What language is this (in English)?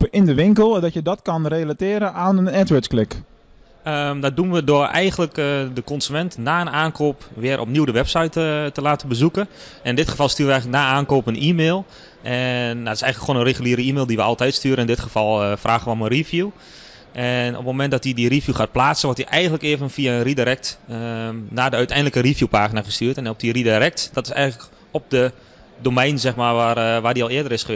Dutch